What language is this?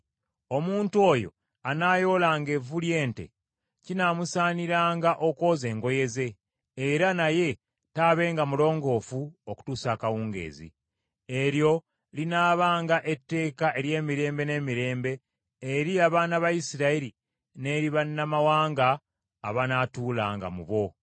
Ganda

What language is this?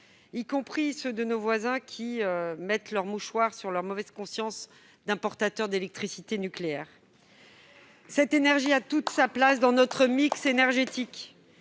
French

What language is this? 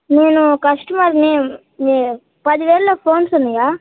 Telugu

